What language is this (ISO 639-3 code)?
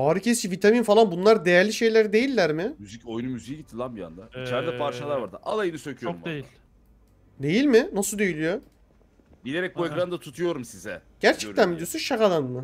tur